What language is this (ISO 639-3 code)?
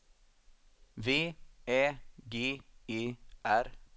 swe